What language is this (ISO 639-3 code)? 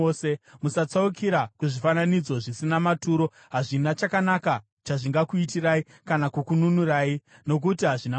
sna